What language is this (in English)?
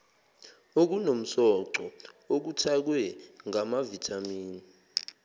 Zulu